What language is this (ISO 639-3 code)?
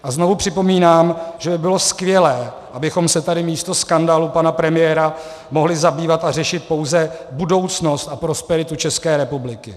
ces